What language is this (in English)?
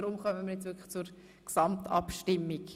Swiss German